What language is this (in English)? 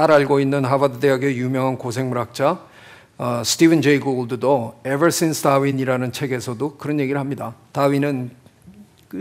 Korean